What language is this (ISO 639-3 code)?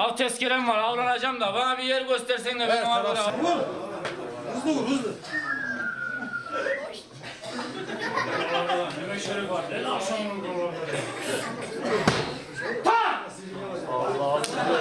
tur